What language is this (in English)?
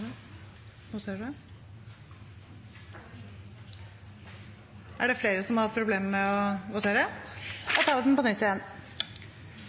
Norwegian Bokmål